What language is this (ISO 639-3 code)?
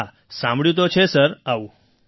guj